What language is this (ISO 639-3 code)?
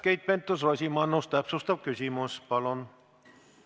est